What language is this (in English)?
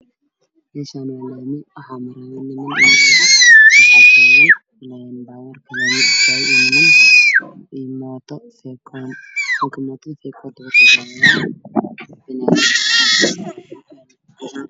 Somali